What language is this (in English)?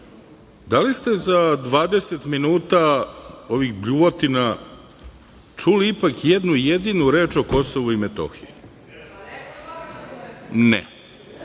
Serbian